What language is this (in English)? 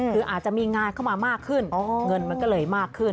Thai